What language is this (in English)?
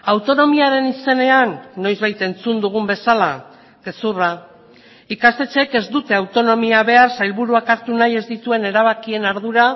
Basque